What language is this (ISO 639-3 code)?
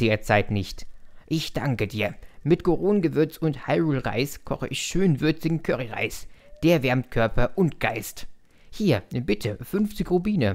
deu